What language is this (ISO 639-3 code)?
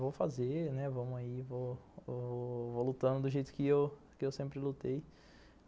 por